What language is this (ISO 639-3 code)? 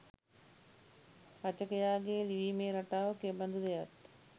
sin